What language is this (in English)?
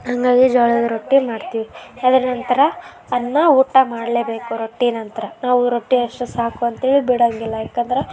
Kannada